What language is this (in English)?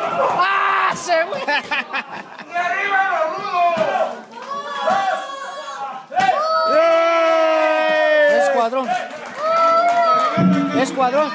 Spanish